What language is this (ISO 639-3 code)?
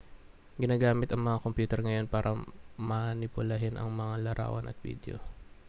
fil